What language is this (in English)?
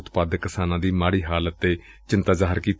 Punjabi